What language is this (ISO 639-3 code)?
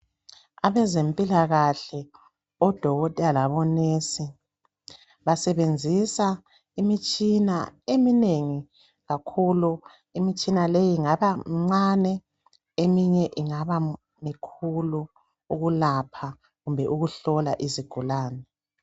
nde